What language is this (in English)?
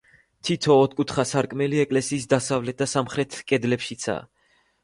Georgian